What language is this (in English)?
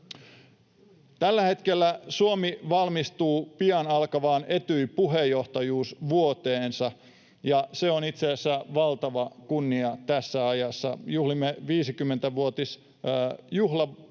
Finnish